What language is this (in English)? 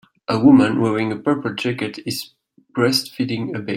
English